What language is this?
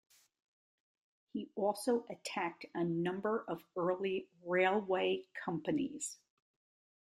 English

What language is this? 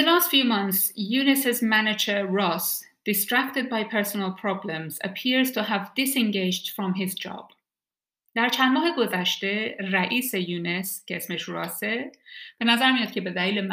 Persian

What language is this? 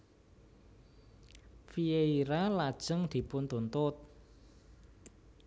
Javanese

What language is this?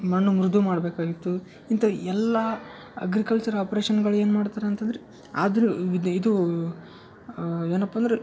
Kannada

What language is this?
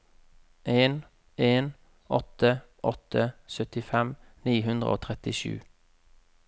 Norwegian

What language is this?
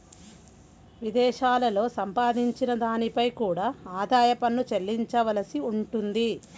Telugu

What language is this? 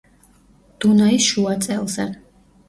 Georgian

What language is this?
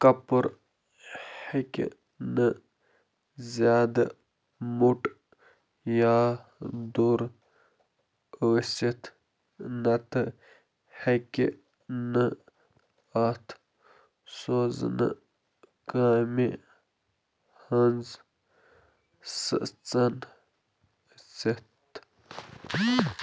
Kashmiri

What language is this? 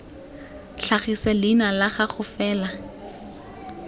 Tswana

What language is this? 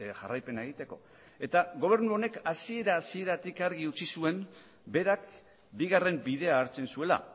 Basque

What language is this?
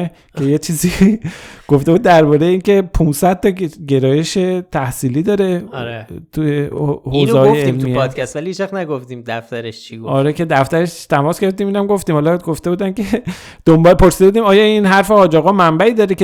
Persian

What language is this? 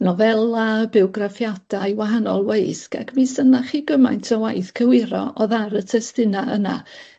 Welsh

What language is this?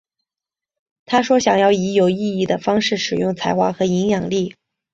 Chinese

